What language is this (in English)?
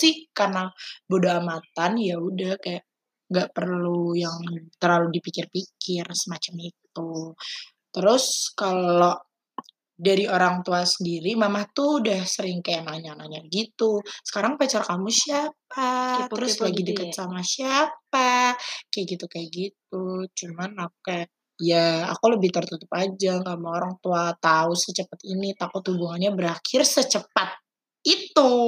Indonesian